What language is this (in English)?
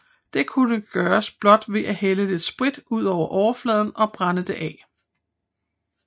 Danish